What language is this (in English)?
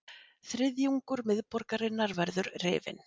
Icelandic